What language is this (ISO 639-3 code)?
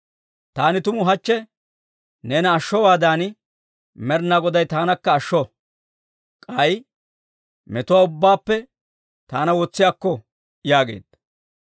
dwr